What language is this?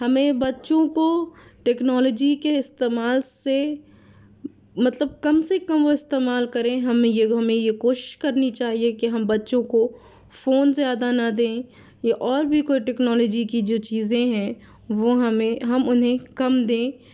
Urdu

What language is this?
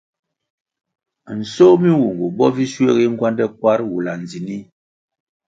Kwasio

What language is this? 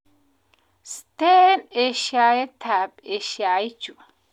Kalenjin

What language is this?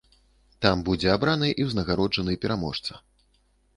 Belarusian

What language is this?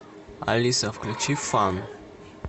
Russian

